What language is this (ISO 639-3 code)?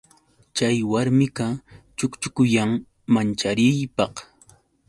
qux